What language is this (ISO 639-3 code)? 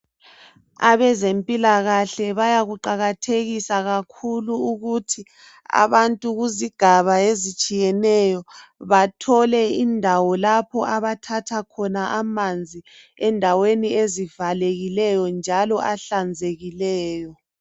nde